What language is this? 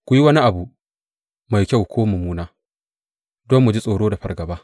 Hausa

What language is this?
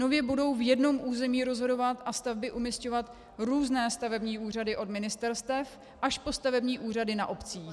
Czech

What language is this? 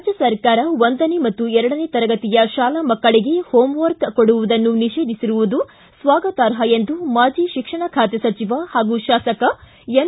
Kannada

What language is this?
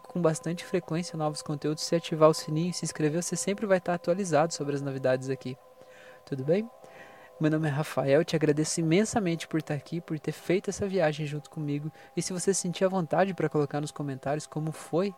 Portuguese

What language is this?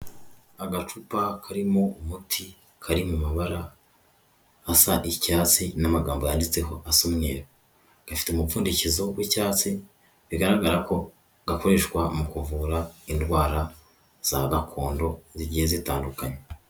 Kinyarwanda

